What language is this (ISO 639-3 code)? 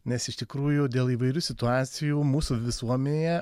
lit